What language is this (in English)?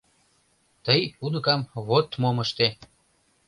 Mari